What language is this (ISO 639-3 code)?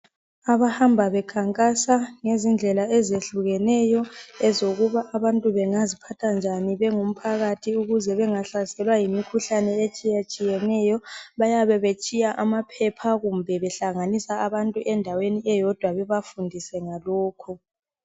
nde